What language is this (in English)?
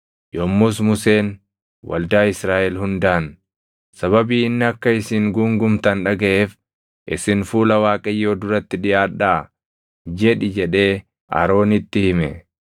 Oromo